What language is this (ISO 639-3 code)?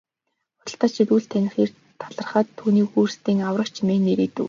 mon